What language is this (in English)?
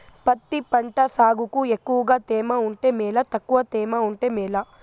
Telugu